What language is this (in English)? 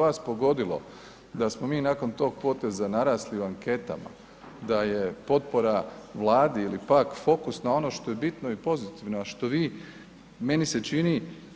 Croatian